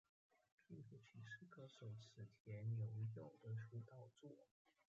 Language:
Chinese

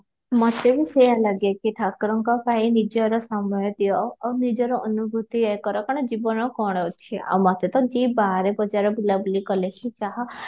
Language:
Odia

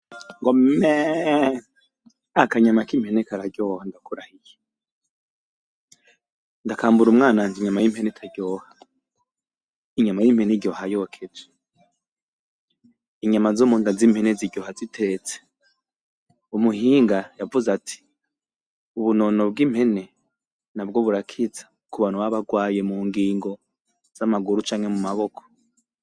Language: Rundi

